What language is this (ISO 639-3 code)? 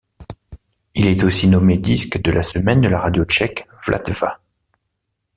fra